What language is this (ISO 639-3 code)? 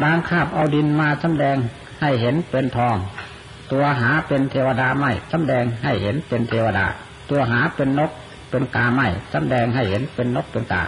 tha